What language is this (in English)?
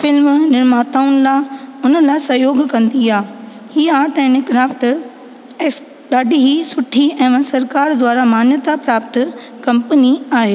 Sindhi